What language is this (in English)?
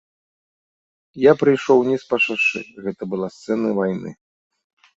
Belarusian